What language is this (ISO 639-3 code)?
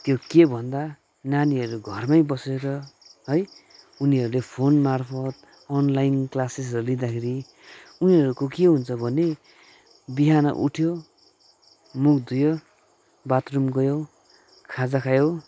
nep